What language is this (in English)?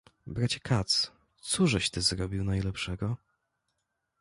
Polish